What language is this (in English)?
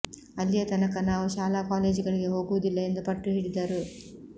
Kannada